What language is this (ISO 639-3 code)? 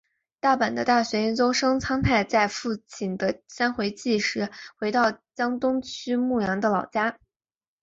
zho